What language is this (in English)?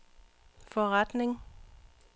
Danish